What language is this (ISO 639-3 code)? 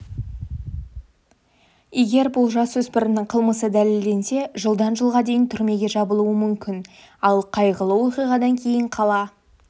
kaz